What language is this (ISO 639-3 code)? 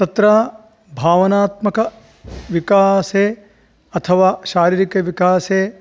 san